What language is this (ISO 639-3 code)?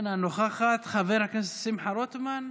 heb